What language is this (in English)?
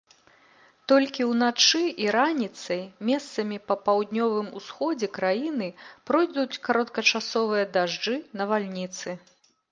Belarusian